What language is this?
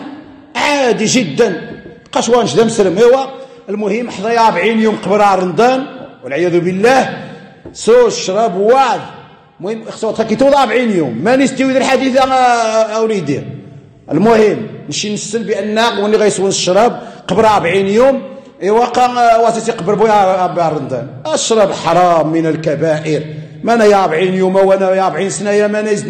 Arabic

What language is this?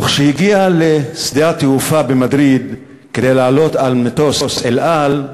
Hebrew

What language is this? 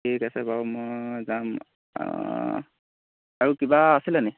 Assamese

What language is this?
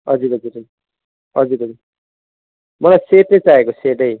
Nepali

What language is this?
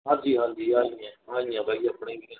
Punjabi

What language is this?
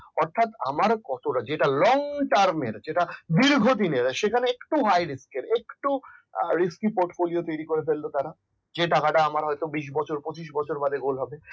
Bangla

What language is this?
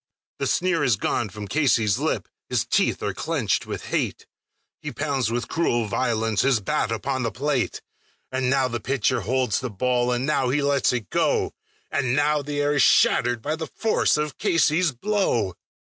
English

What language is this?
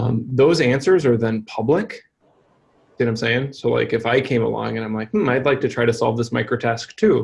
English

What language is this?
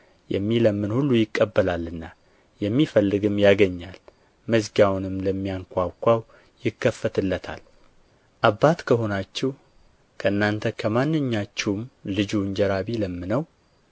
Amharic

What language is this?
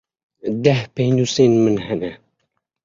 Kurdish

